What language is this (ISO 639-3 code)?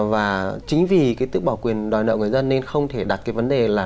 vie